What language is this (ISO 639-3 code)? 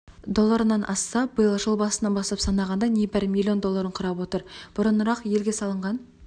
kaz